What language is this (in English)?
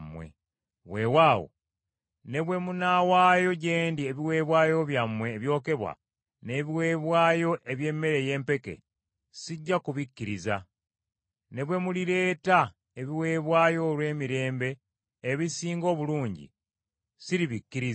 Ganda